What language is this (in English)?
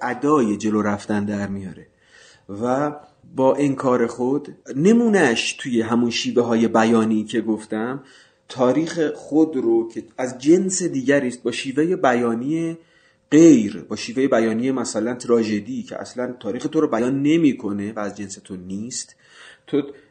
Persian